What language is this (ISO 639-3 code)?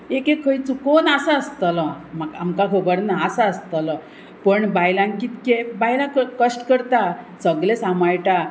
kok